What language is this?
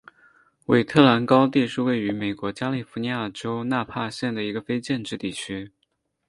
Chinese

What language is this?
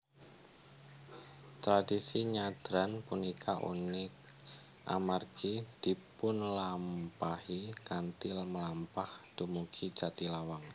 Javanese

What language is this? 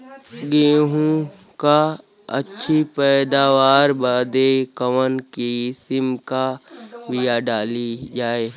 Bhojpuri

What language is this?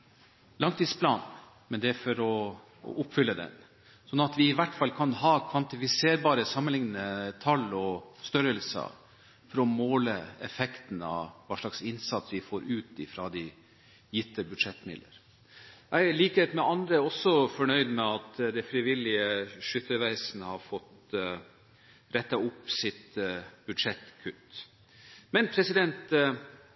Norwegian Bokmål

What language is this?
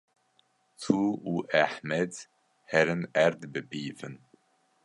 Kurdish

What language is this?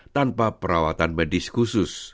Indonesian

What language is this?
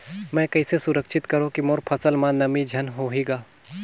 Chhattisgarhi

